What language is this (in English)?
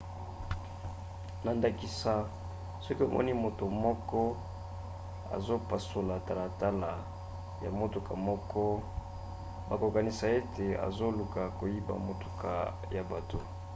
Lingala